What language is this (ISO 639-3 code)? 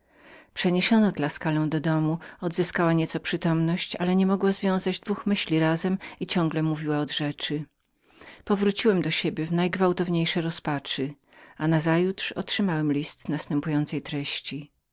pol